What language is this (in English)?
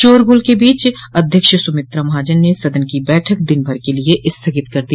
Hindi